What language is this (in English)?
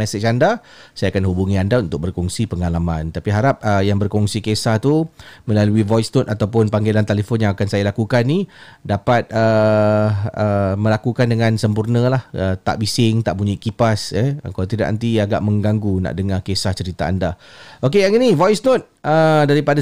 Malay